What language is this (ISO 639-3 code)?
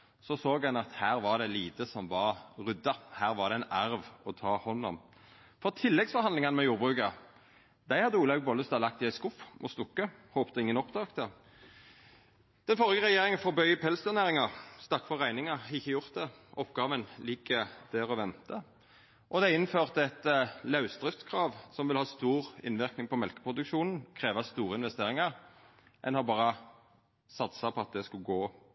nno